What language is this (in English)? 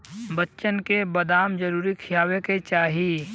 Bhojpuri